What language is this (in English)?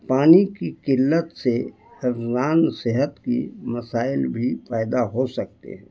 Urdu